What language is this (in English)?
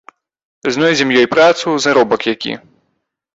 Belarusian